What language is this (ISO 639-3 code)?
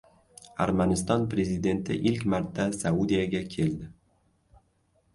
uzb